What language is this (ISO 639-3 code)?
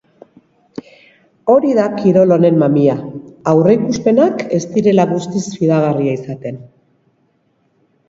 eus